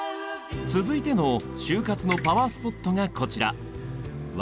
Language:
Japanese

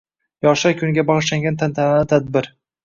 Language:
Uzbek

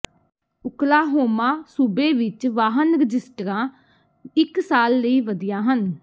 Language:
Punjabi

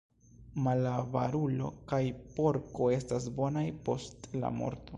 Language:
Esperanto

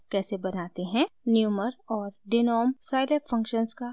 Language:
Hindi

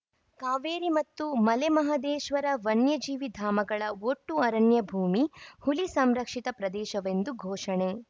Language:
Kannada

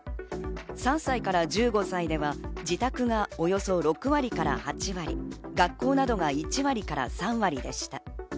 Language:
Japanese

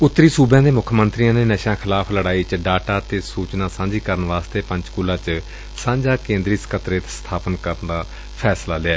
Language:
Punjabi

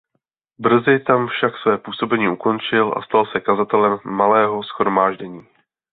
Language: Czech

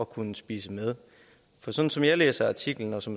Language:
Danish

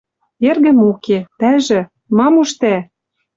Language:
Western Mari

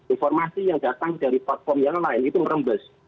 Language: Indonesian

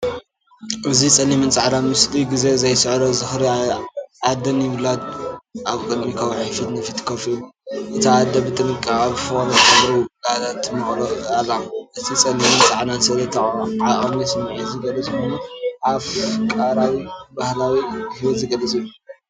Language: Tigrinya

